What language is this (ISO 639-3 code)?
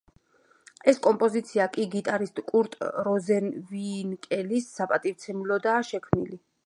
kat